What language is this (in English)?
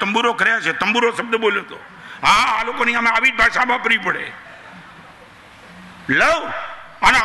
Hindi